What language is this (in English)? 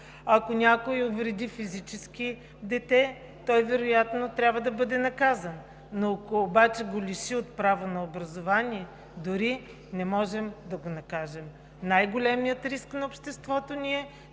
Bulgarian